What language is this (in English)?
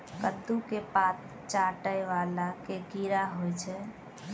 Maithili